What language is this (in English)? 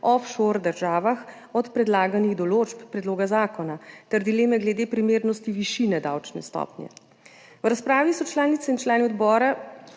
Slovenian